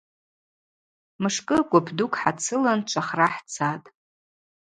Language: Abaza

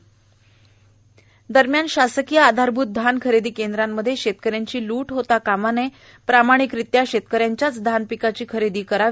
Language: Marathi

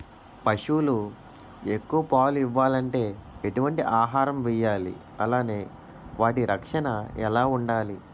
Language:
Telugu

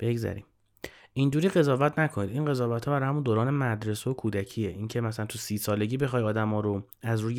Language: Persian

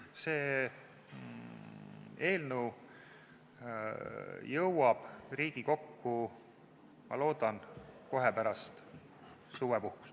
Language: Estonian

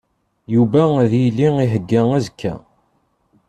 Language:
Kabyle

